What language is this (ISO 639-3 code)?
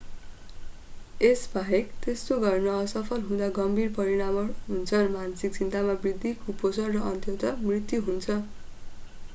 nep